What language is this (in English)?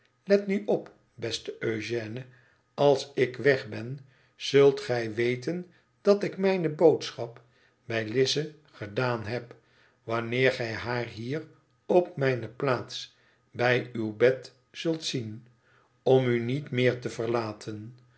Dutch